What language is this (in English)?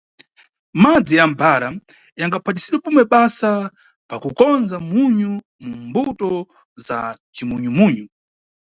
Nyungwe